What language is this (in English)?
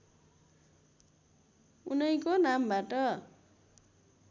Nepali